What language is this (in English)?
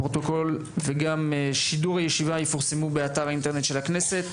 Hebrew